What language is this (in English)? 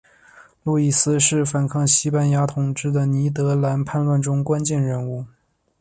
Chinese